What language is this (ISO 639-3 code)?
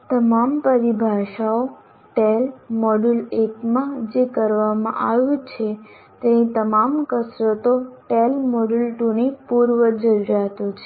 guj